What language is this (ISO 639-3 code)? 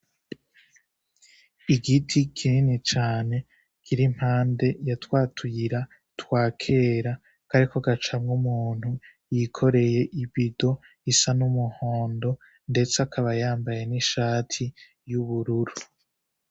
run